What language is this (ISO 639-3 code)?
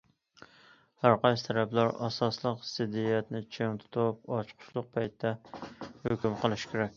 uig